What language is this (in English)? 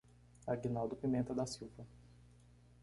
Portuguese